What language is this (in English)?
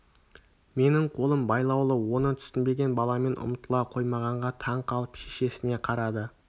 Kazakh